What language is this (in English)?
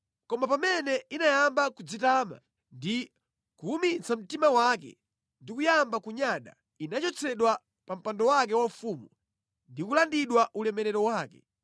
Nyanja